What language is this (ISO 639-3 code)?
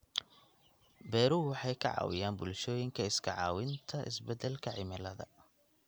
som